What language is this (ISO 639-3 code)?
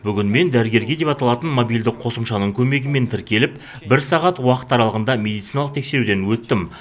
kaz